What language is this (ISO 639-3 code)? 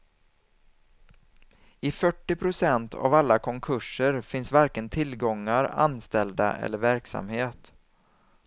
swe